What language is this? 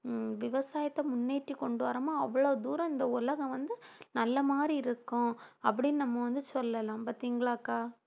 Tamil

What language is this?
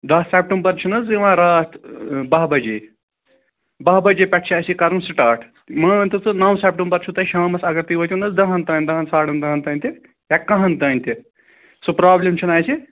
Kashmiri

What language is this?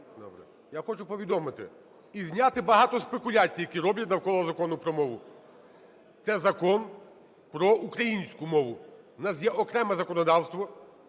Ukrainian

